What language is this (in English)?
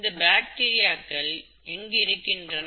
Tamil